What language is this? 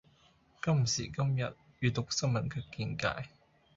Cantonese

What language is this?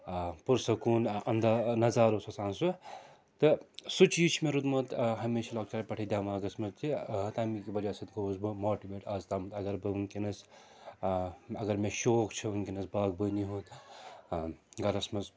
Kashmiri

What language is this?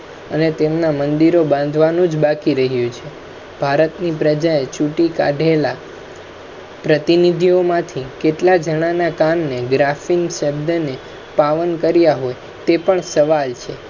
Gujarati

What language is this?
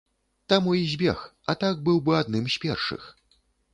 Belarusian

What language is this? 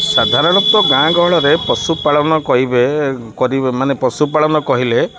Odia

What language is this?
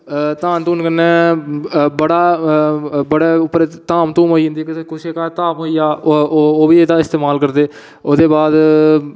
Dogri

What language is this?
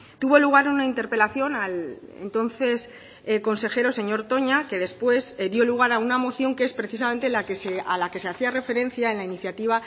Spanish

